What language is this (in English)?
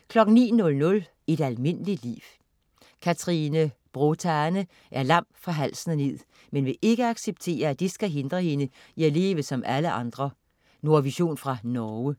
Danish